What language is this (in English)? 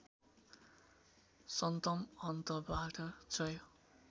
Nepali